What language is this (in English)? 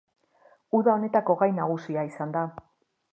Basque